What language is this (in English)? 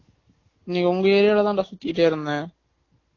Tamil